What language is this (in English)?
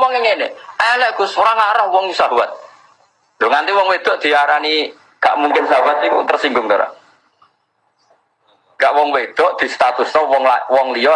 Indonesian